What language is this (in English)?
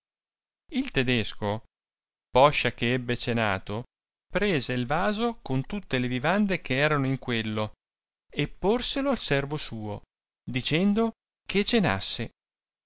Italian